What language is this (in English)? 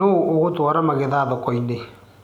Kikuyu